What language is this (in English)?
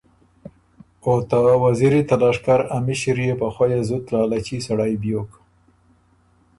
Ormuri